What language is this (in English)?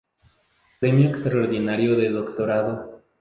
Spanish